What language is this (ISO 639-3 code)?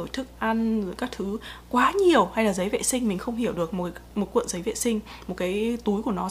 vie